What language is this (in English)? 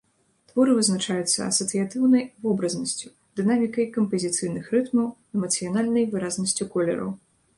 Belarusian